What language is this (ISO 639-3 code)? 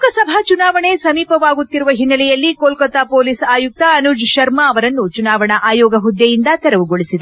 kan